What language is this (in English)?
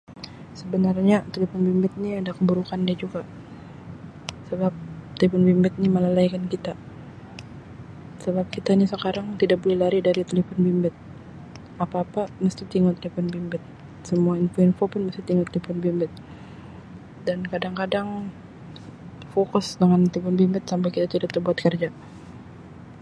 Sabah Malay